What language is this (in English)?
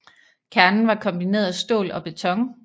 Danish